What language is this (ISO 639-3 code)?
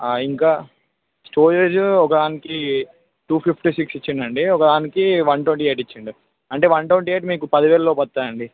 tel